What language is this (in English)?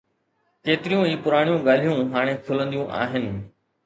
Sindhi